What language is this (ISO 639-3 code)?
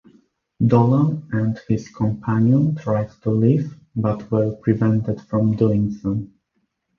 eng